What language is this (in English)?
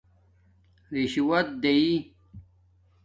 Domaaki